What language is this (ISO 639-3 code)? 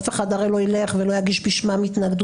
heb